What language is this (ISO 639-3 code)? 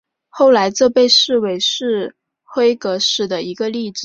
zho